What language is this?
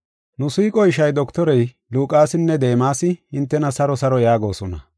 Gofa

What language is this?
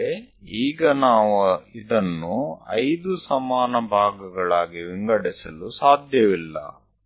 Kannada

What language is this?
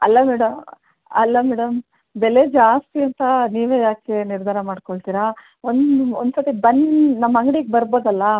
Kannada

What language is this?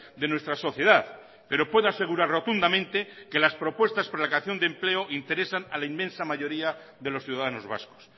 Spanish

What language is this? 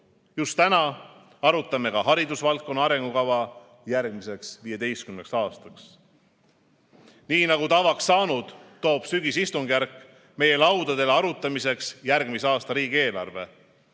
Estonian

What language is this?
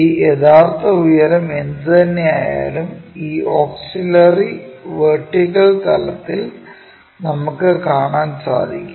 Malayalam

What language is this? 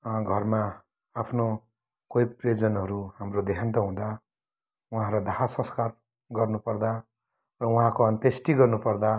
Nepali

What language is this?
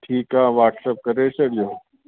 Sindhi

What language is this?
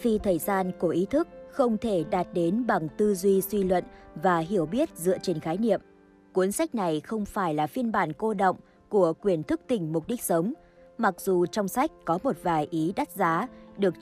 Vietnamese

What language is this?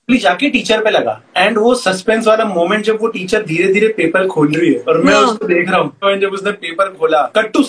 Hindi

